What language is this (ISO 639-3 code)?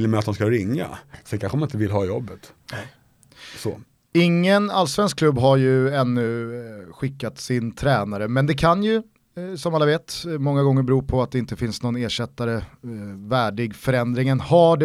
swe